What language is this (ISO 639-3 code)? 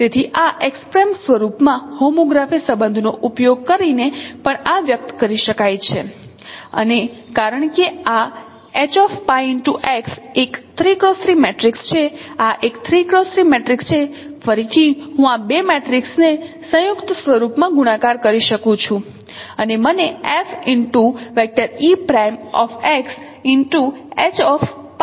guj